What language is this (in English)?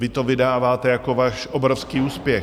Czech